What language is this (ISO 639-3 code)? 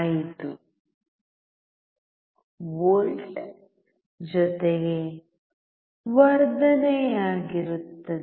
kan